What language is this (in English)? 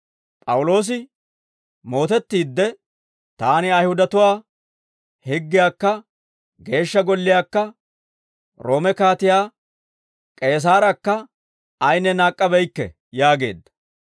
Dawro